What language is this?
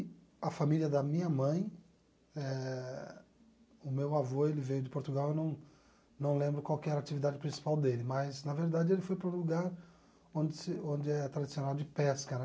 Portuguese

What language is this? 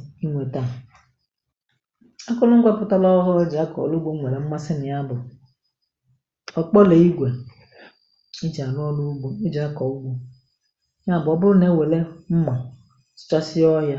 Igbo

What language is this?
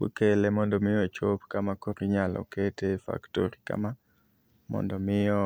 Luo (Kenya and Tanzania)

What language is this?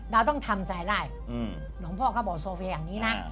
Thai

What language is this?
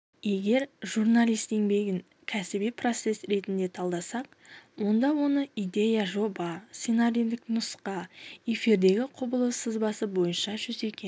Kazakh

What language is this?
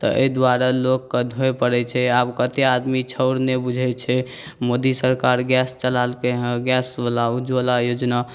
Maithili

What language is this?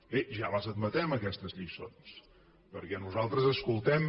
Catalan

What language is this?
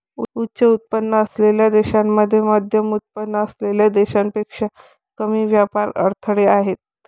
Marathi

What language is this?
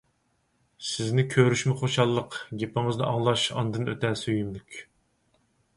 Uyghur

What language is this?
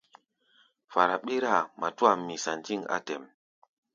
Gbaya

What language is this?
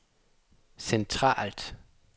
Danish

